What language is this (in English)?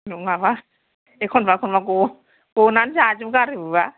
Bodo